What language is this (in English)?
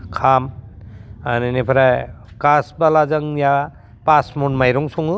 Bodo